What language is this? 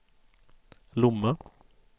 Swedish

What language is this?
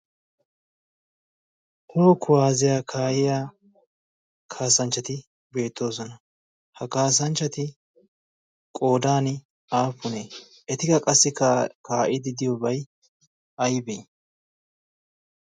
Wolaytta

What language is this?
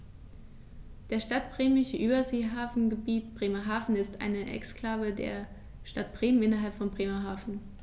German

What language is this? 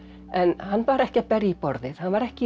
Icelandic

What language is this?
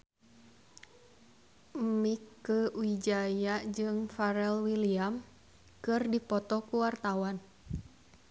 Sundanese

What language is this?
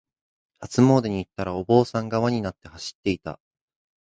Japanese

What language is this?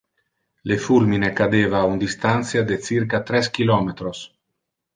Interlingua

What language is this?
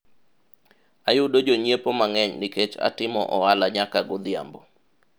Luo (Kenya and Tanzania)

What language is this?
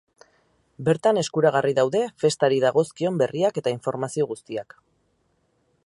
Basque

